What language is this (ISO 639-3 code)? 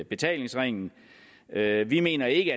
dan